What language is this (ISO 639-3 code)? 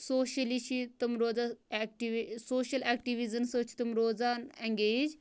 kas